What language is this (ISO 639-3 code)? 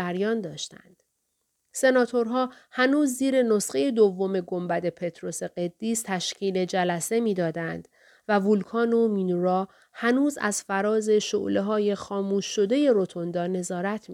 fas